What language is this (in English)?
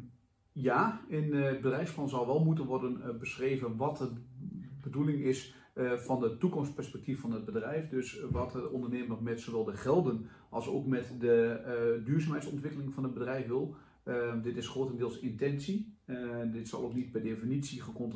Dutch